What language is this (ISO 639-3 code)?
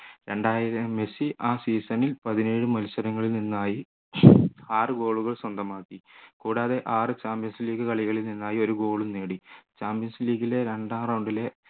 mal